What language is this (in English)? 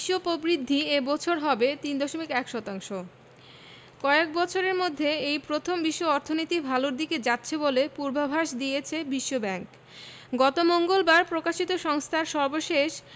Bangla